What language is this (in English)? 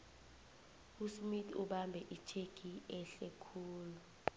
South Ndebele